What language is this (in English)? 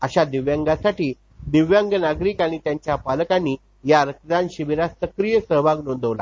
Marathi